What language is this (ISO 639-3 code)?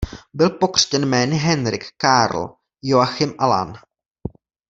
ces